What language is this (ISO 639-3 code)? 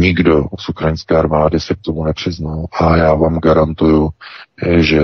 ces